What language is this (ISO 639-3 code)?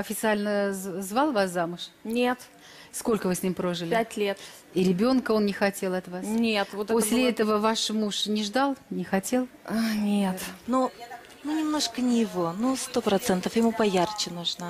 rus